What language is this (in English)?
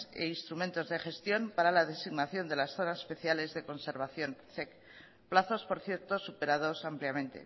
Spanish